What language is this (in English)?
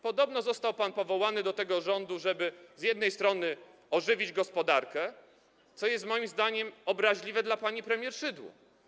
Polish